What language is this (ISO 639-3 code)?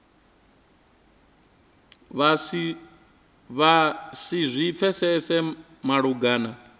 ven